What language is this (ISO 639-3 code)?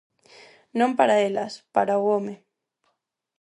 glg